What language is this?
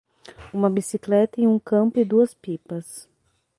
Portuguese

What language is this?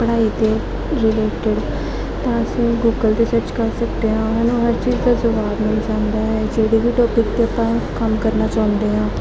Punjabi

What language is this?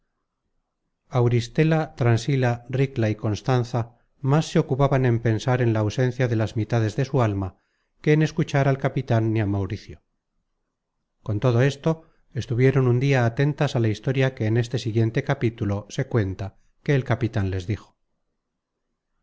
Spanish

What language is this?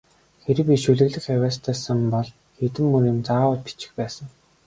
Mongolian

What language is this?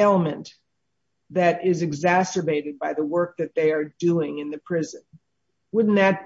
English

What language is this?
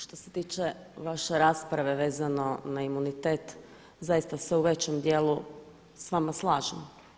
Croatian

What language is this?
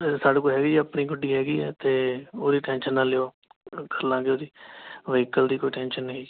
Punjabi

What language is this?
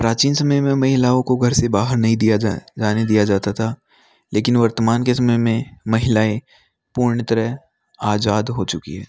Hindi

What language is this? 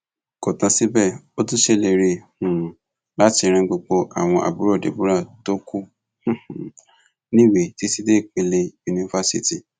Yoruba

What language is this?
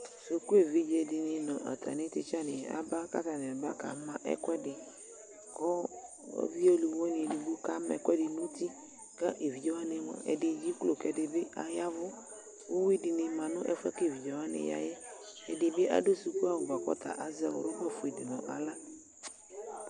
Ikposo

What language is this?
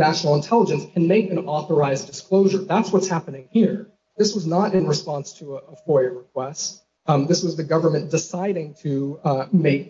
English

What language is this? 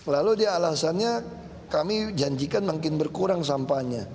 Indonesian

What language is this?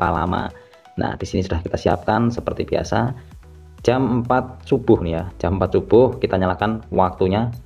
Indonesian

